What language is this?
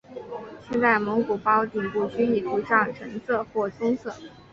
Chinese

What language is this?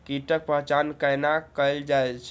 Maithili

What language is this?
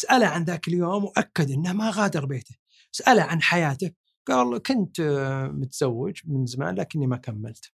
Arabic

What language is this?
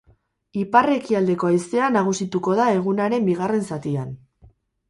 Basque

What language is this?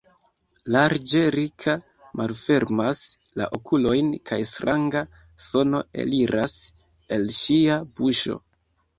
Esperanto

